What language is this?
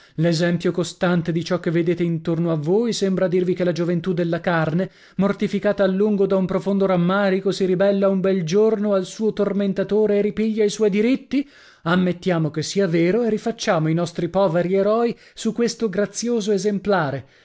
Italian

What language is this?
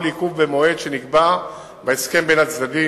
Hebrew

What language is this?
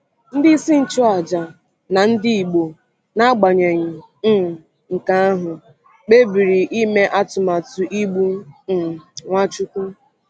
Igbo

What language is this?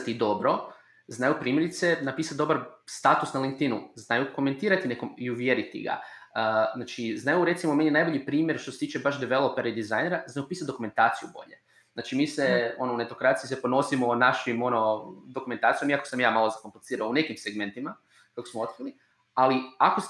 Croatian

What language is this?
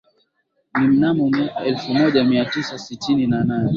Swahili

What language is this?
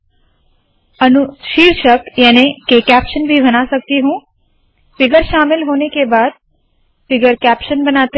Hindi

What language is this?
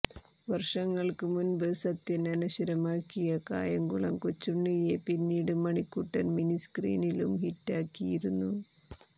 Malayalam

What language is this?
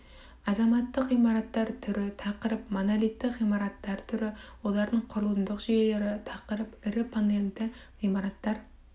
Kazakh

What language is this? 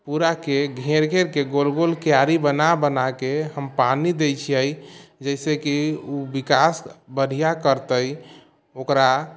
Maithili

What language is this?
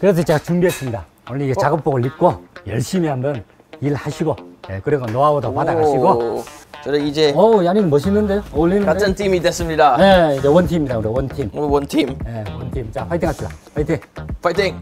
Korean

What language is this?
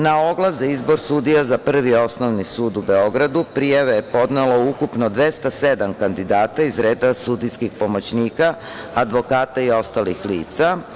Serbian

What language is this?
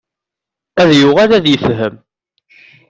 Kabyle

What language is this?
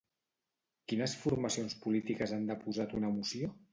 Catalan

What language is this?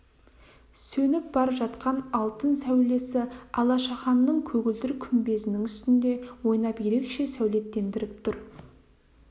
Kazakh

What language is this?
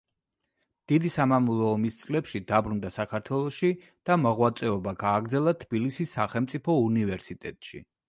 Georgian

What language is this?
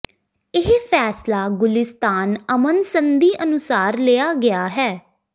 Punjabi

